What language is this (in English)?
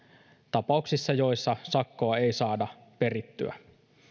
Finnish